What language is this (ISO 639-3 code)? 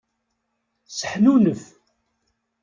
kab